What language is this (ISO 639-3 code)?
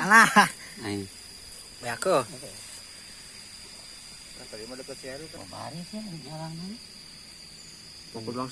ind